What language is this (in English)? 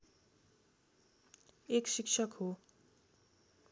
Nepali